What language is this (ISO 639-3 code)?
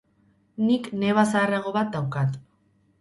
eus